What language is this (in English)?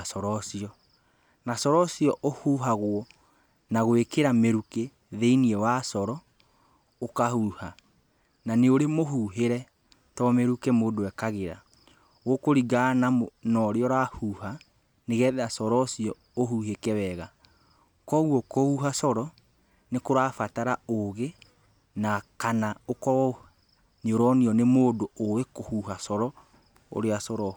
Kikuyu